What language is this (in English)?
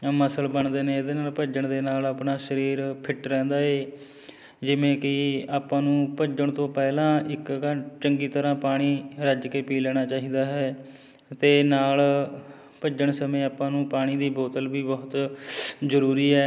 Punjabi